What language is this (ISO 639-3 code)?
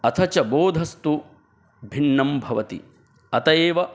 san